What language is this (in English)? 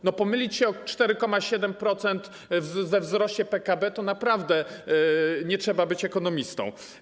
Polish